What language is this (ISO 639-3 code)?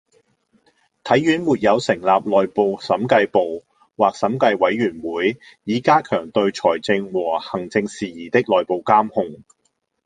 yue